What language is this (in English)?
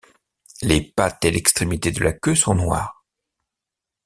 French